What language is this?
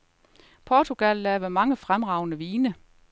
Danish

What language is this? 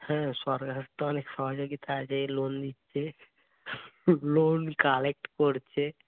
Bangla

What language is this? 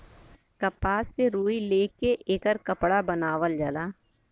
Bhojpuri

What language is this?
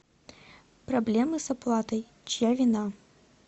Russian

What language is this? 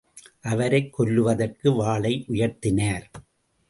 Tamil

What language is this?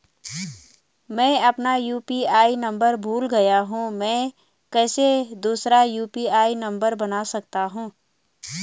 Hindi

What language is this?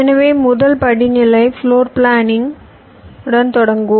Tamil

